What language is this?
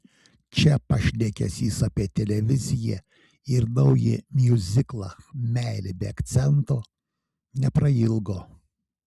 Lithuanian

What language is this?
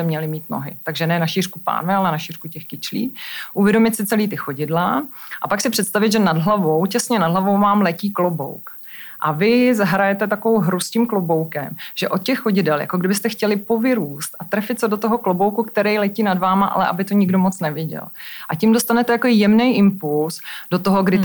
Czech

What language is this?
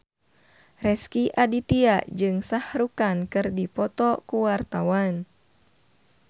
Sundanese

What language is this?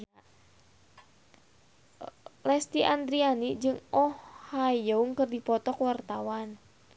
Sundanese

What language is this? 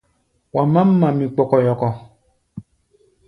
Gbaya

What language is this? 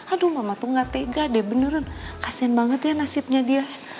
Indonesian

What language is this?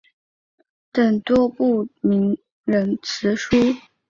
Chinese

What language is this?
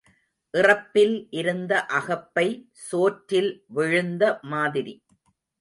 Tamil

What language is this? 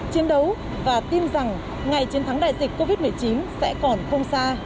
Vietnamese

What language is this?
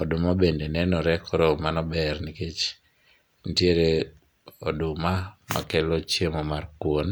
Luo (Kenya and Tanzania)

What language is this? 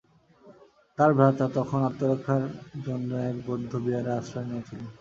Bangla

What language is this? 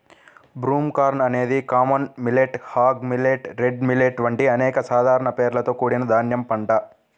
Telugu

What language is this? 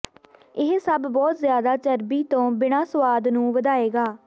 Punjabi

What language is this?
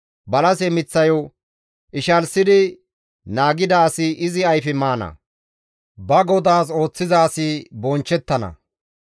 Gamo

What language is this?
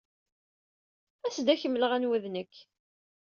Kabyle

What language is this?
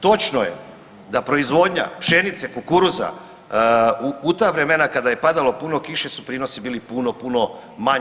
Croatian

